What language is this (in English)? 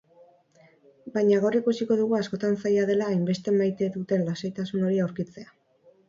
Basque